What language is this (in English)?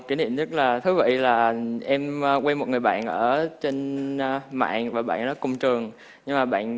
Vietnamese